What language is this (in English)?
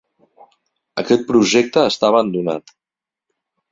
Catalan